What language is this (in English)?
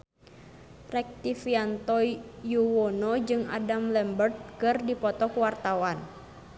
Sundanese